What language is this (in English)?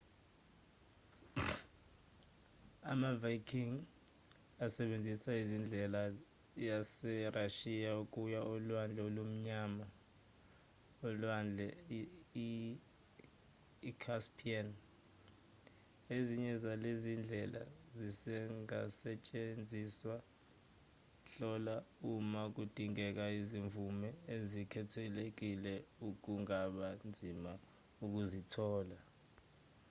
Zulu